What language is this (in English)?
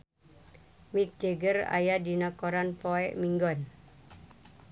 Sundanese